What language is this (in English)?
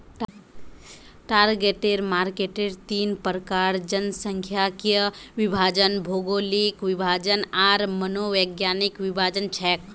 Magahi